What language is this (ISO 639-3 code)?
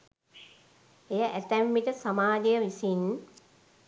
sin